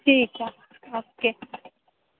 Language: Dogri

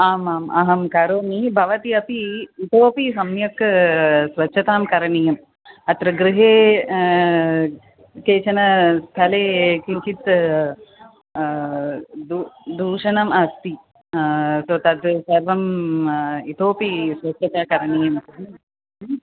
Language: Sanskrit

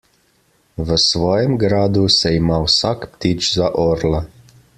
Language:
Slovenian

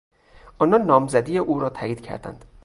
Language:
Persian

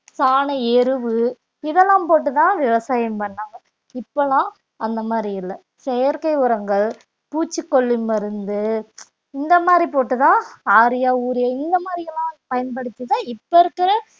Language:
Tamil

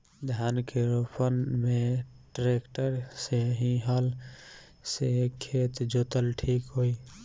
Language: Bhojpuri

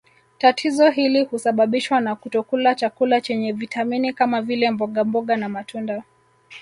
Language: Swahili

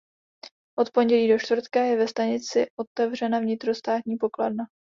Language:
Czech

